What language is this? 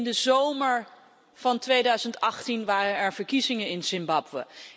Dutch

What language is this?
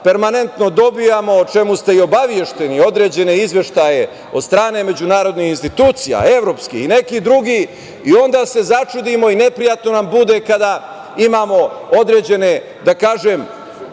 Serbian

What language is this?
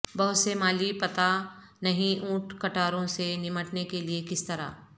Urdu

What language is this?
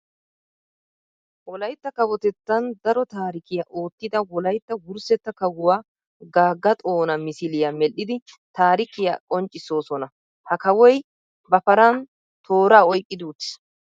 Wolaytta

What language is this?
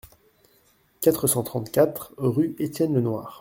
French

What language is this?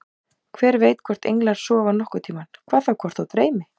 Icelandic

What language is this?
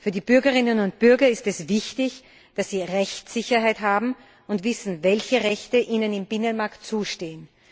German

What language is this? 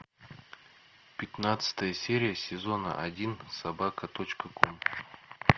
Russian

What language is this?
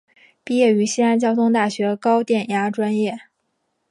Chinese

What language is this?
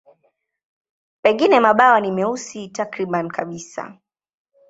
Swahili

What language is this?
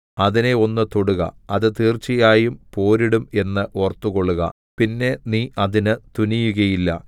Malayalam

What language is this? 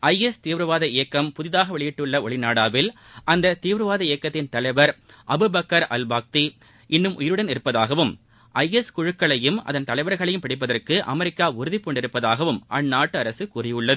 Tamil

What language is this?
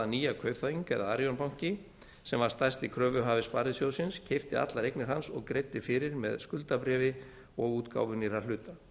Icelandic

